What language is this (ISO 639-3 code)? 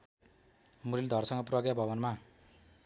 nep